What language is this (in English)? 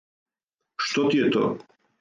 Serbian